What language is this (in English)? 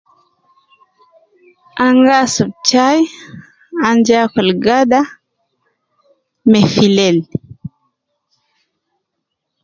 Nubi